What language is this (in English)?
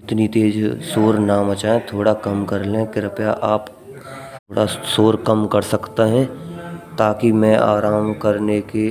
Braj